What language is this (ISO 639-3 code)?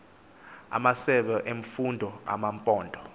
xho